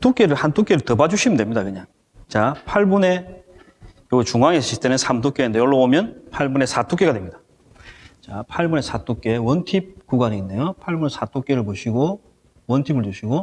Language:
Korean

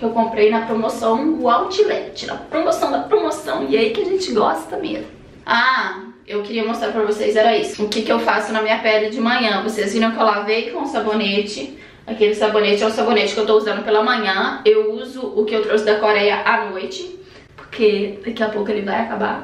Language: Portuguese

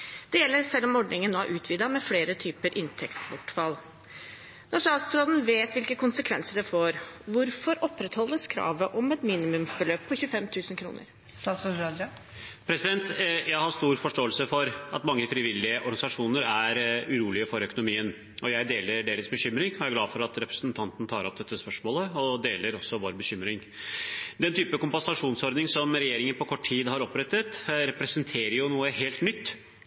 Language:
Norwegian Bokmål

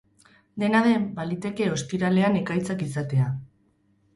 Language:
Basque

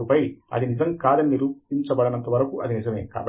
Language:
Telugu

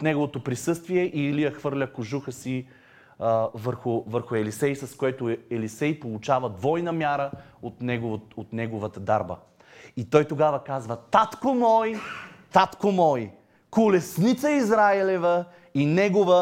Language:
Bulgarian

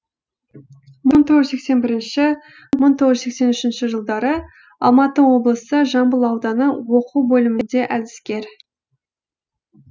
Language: Kazakh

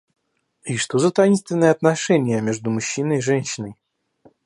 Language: Russian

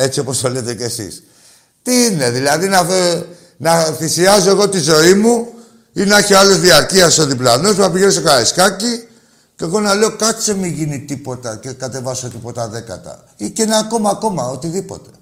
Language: Greek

